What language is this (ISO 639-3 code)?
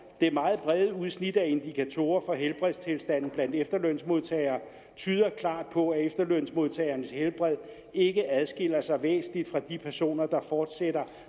dan